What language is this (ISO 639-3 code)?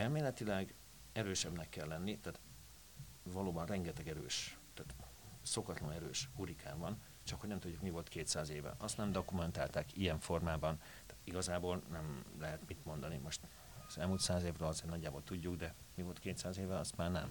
hun